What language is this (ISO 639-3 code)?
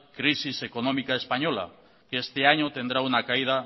spa